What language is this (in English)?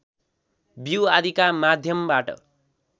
Nepali